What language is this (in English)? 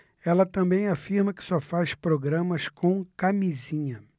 Portuguese